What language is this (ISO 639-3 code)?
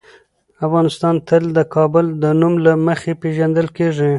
pus